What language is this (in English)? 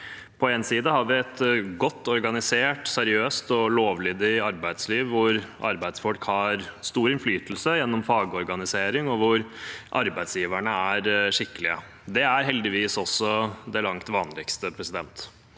Norwegian